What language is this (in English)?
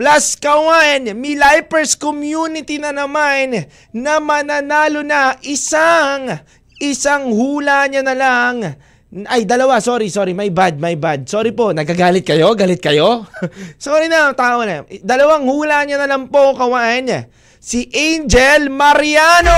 Filipino